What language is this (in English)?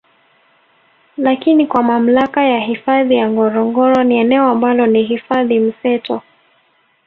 Swahili